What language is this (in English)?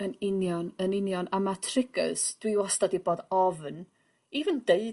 Welsh